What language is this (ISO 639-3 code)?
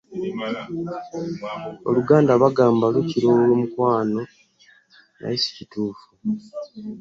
lug